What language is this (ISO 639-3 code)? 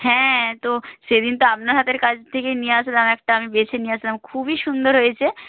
ben